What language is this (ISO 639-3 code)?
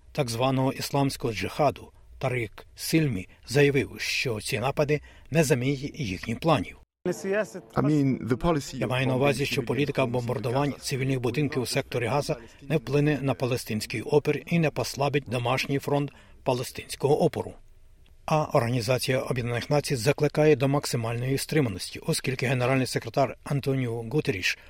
ukr